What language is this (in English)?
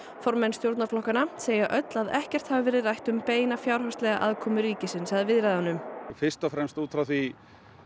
Icelandic